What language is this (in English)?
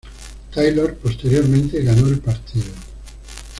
Spanish